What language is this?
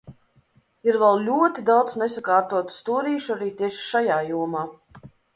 Latvian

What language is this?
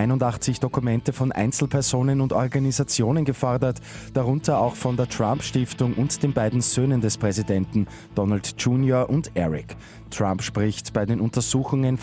German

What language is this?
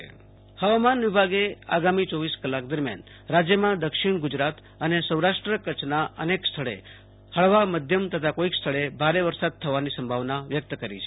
Gujarati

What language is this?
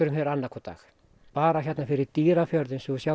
Icelandic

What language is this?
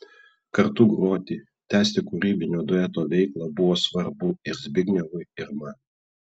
Lithuanian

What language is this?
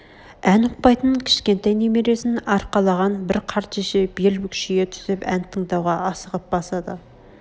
Kazakh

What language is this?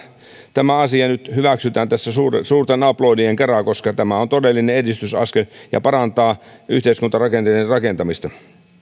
Finnish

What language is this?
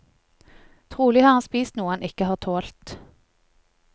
Norwegian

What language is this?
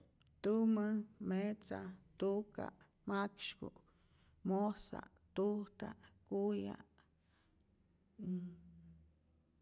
Rayón Zoque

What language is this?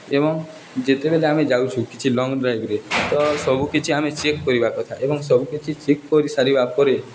Odia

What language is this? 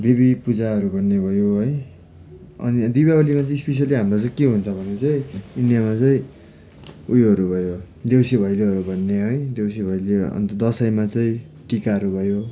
Nepali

